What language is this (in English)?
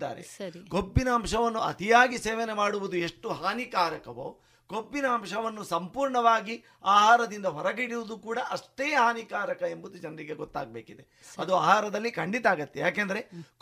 Kannada